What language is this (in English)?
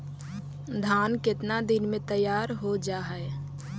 Magahi